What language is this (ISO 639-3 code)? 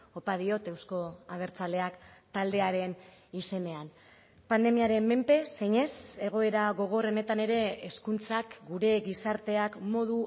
eus